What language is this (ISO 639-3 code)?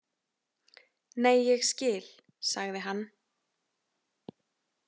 isl